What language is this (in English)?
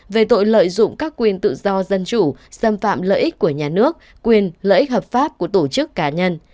Vietnamese